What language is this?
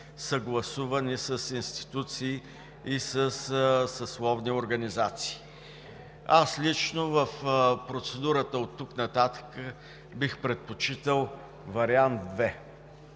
Bulgarian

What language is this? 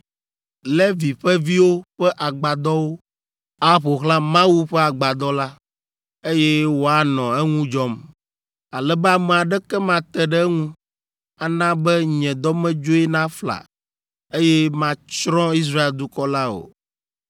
Ewe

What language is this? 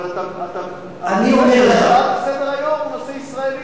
Hebrew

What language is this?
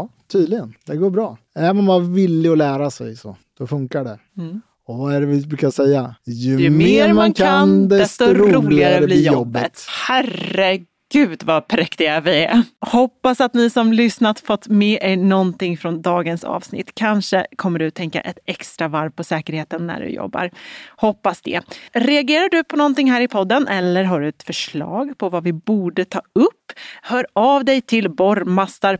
Swedish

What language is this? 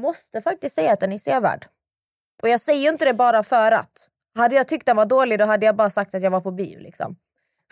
Swedish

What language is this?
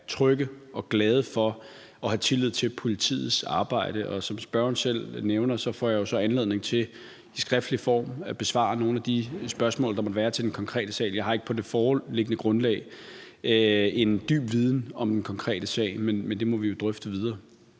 Danish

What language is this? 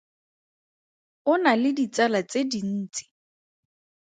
Tswana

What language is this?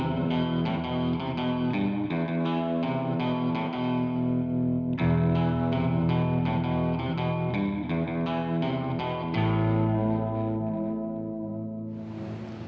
Indonesian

